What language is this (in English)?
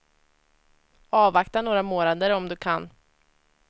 Swedish